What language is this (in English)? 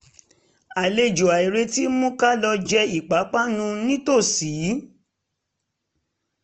Yoruba